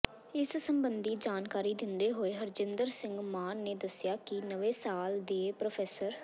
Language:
Punjabi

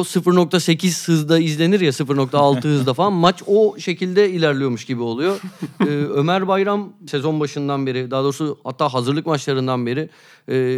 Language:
Turkish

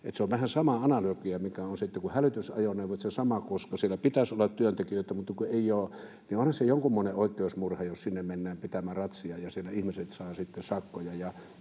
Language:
Finnish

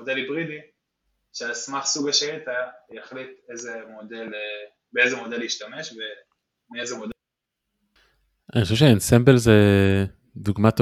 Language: Hebrew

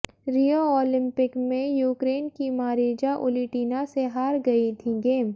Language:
Hindi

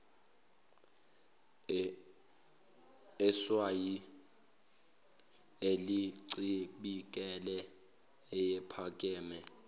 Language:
Zulu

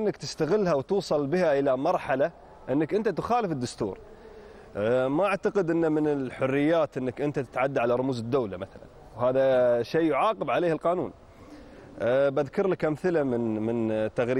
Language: Arabic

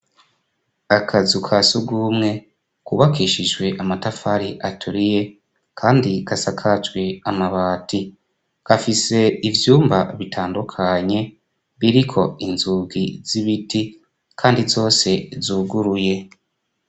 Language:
Rundi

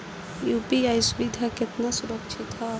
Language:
Bhojpuri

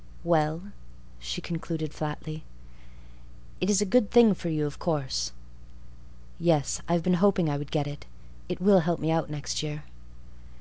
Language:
English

